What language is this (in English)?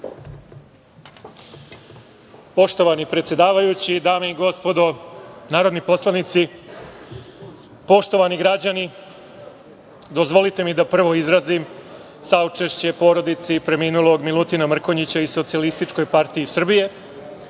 Serbian